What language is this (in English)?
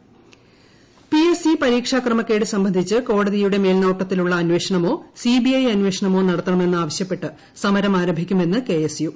Malayalam